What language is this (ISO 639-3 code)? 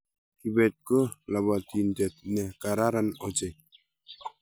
kln